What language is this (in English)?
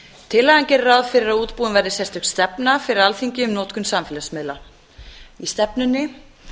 Icelandic